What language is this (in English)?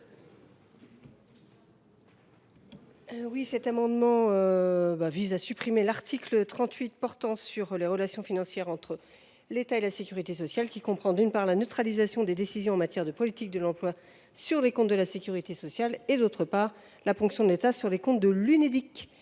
French